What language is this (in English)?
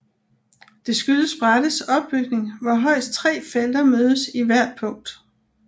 Danish